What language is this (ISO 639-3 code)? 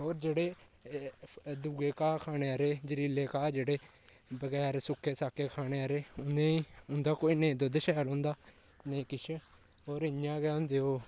doi